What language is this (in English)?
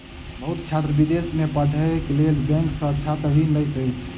Maithili